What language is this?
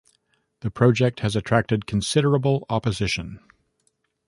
English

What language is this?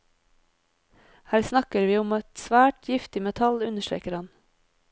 Norwegian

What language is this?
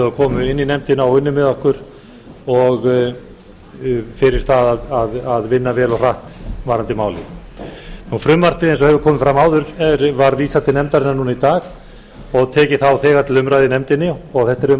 Icelandic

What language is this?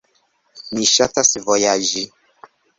Esperanto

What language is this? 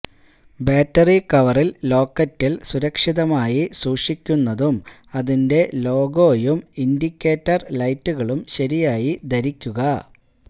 Malayalam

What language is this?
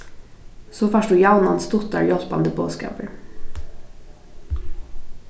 Faroese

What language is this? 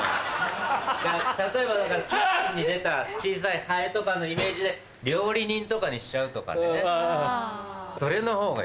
Japanese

